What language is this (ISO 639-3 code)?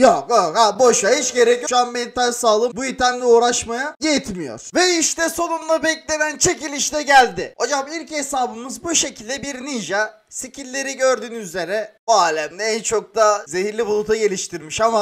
tur